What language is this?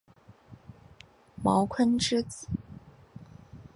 Chinese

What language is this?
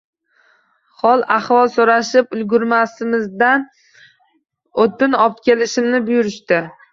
Uzbek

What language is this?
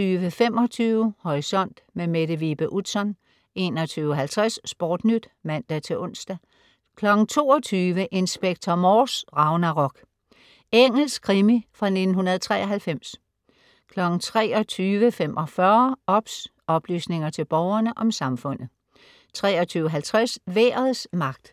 Danish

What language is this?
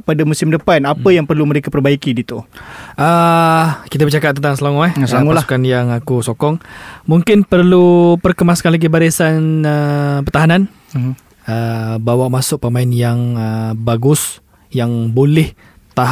Malay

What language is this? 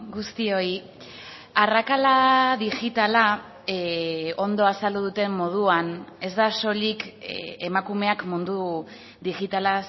Basque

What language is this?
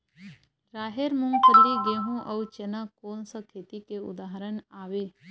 Chhattisgarhi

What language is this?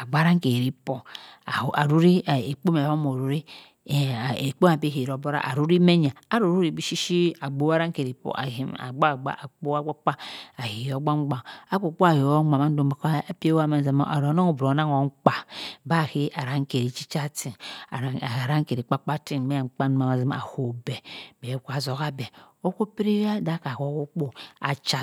Cross River Mbembe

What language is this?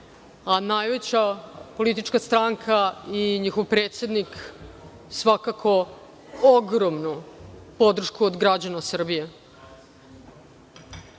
Serbian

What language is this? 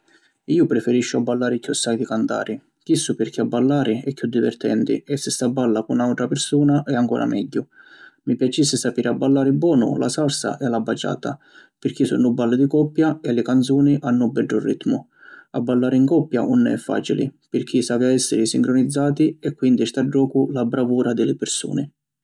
Sicilian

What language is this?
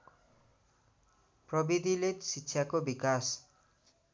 Nepali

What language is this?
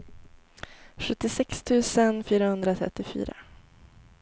Swedish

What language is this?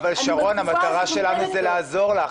Hebrew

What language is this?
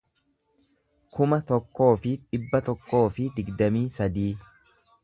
Oromo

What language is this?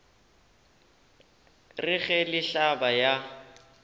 Northern Sotho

